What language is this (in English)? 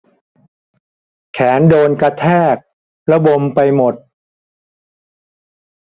Thai